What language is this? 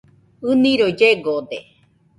Nüpode Huitoto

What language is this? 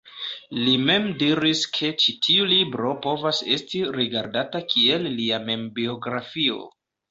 Esperanto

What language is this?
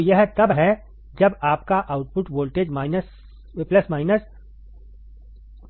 Hindi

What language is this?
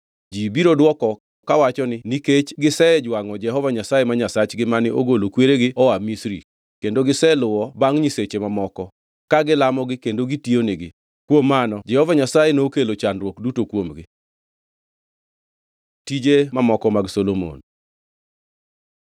Luo (Kenya and Tanzania)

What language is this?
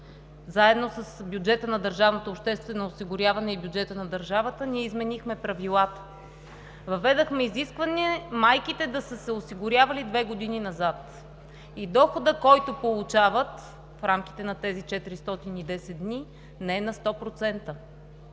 Bulgarian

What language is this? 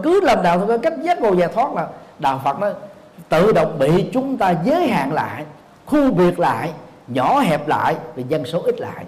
Vietnamese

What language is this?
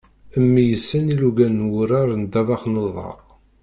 Kabyle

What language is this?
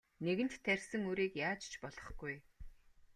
Mongolian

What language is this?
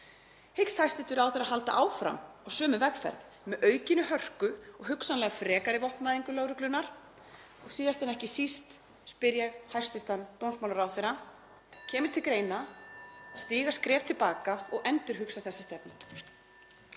Icelandic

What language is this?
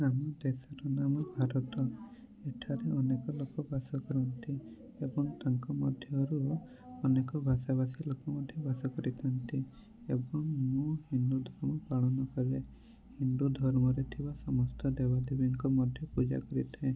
Odia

